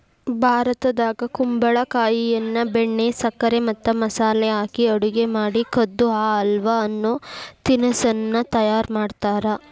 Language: Kannada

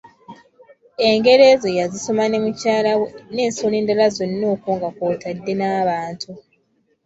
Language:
Ganda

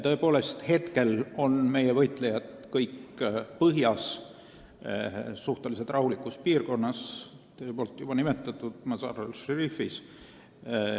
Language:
Estonian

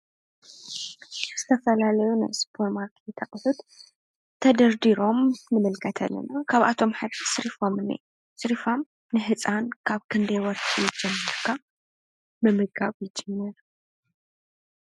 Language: Tigrinya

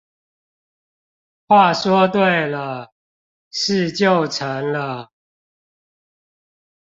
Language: Chinese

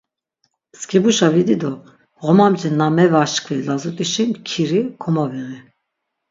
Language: Laz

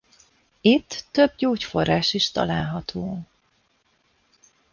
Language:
Hungarian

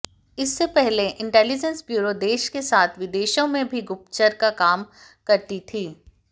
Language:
Hindi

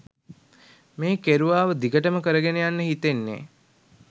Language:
Sinhala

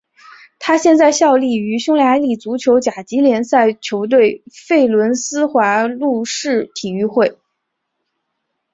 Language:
Chinese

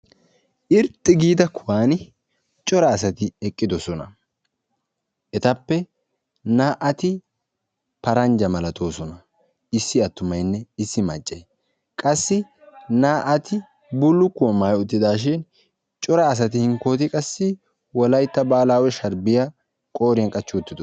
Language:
Wolaytta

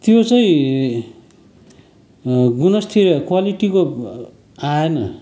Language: Nepali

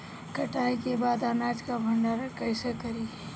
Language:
Bhojpuri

